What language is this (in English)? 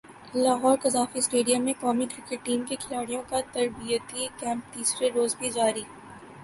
Urdu